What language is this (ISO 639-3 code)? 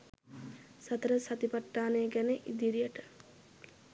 sin